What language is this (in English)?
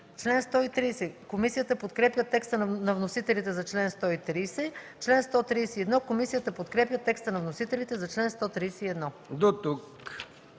Bulgarian